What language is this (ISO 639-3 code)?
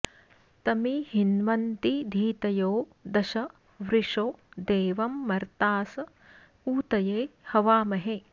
san